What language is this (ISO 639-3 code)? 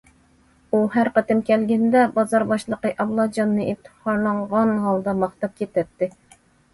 uig